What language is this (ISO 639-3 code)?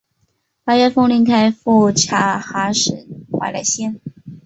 zho